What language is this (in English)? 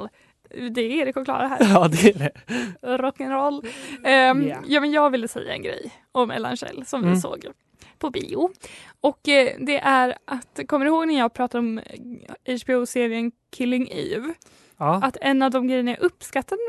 Swedish